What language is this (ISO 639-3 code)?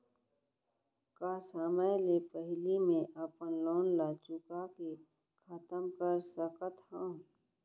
hne